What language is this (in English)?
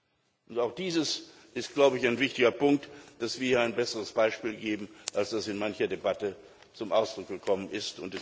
German